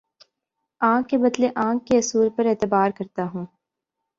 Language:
Urdu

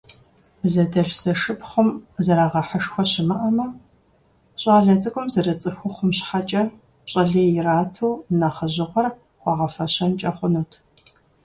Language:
Kabardian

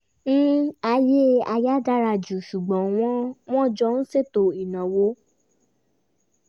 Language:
Yoruba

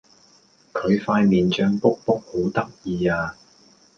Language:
Cantonese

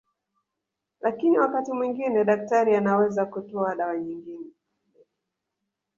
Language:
Swahili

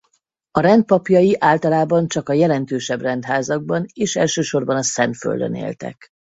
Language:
Hungarian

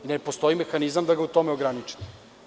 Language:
Serbian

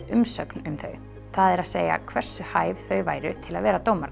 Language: Icelandic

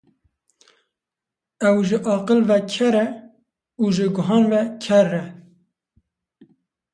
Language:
Kurdish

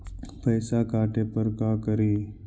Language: Magahi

